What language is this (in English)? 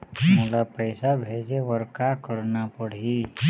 Chhattisgarhi